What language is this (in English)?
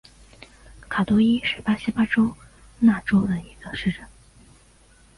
Chinese